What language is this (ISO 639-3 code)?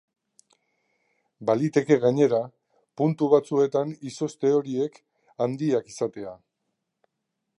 eus